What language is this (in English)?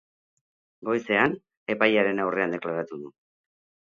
Basque